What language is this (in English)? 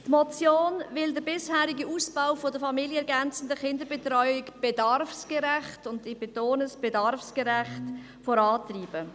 Swiss German